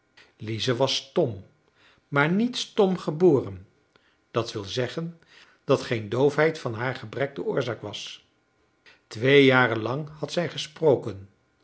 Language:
Dutch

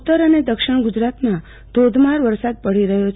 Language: Gujarati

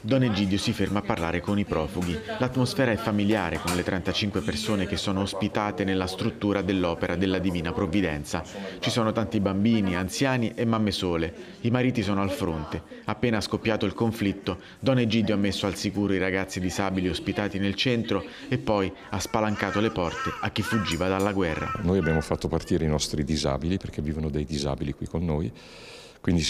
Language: Italian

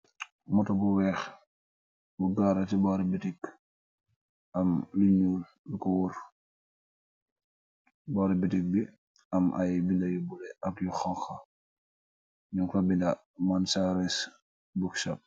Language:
Wolof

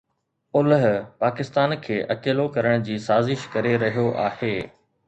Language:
Sindhi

